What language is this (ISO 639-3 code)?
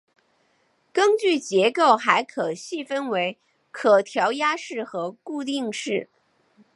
zho